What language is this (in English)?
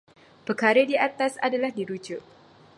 Malay